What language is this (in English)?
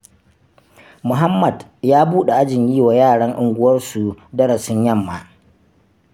Hausa